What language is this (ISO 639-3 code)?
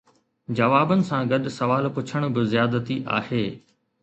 snd